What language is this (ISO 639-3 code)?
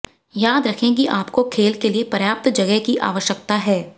hin